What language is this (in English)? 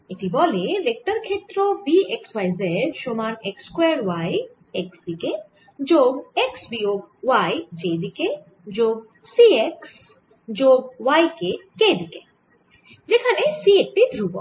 Bangla